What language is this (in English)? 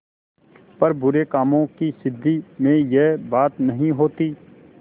Hindi